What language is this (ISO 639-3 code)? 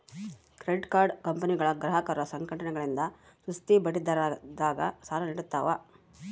kan